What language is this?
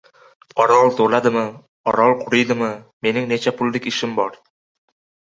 Uzbek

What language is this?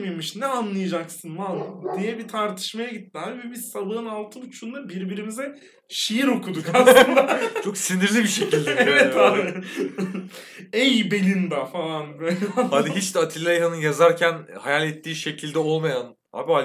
Turkish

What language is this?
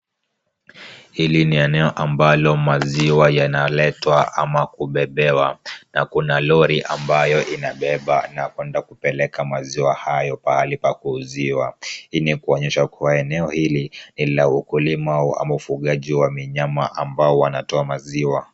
Swahili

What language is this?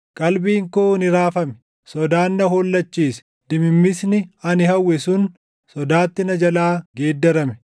Oromo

